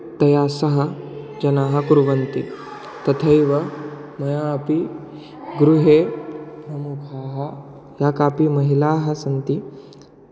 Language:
Sanskrit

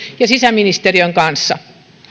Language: Finnish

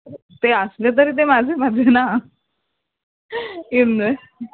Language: Marathi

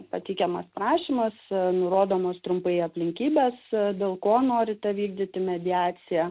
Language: Lithuanian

